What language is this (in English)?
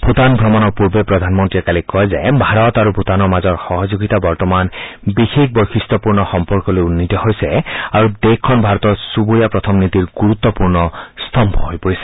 Assamese